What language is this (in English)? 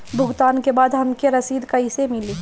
Bhojpuri